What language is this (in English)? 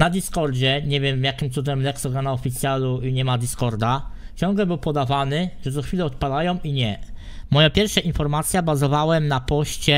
Polish